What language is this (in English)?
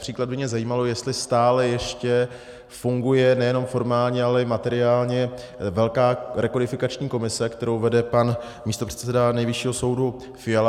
Czech